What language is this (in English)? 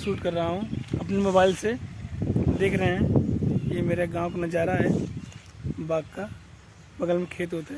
Hindi